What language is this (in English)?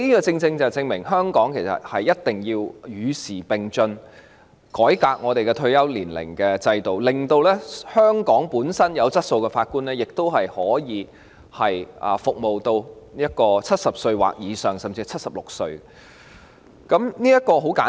Cantonese